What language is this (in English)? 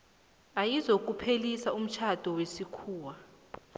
South Ndebele